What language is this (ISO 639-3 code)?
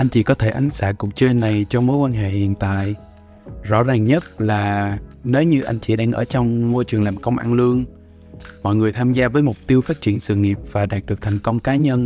vie